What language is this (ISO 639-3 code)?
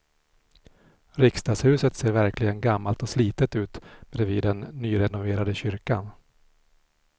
swe